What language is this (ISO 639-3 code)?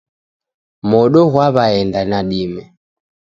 dav